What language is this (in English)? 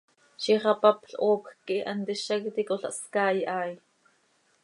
Seri